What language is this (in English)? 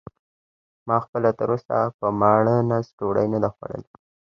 Pashto